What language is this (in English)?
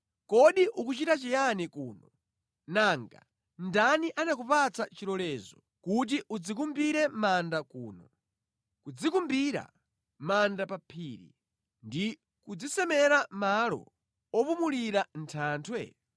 Nyanja